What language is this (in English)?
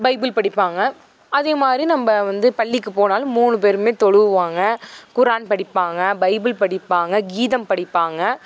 Tamil